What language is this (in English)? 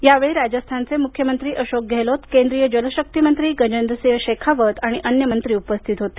Marathi